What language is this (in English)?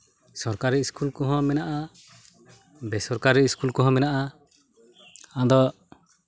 Santali